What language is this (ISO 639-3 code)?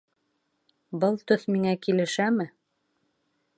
bak